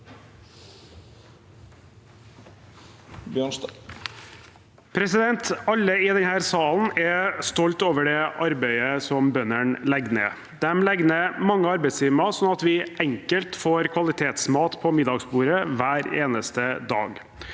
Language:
Norwegian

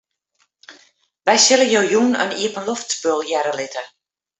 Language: Western Frisian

